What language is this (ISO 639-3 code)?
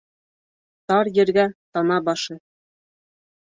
bak